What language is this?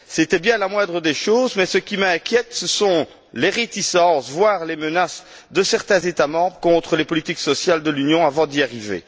French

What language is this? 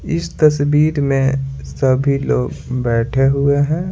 Hindi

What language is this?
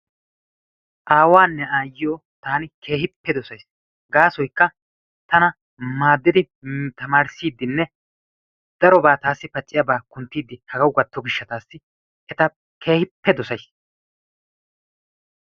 Wolaytta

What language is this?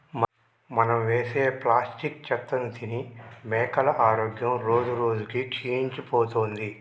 Telugu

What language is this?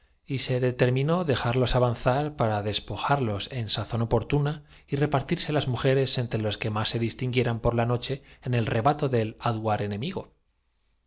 Spanish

